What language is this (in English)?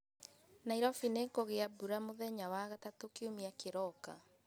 Kikuyu